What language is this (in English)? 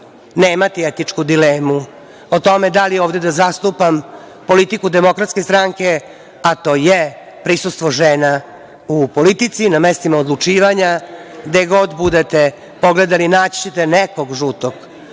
Serbian